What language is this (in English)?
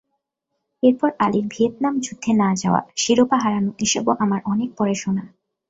Bangla